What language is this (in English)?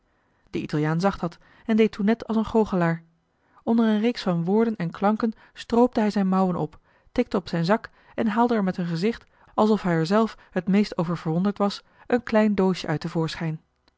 Dutch